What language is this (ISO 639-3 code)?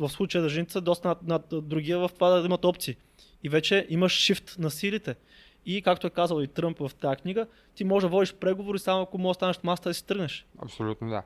bul